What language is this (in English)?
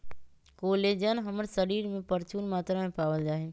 Magahi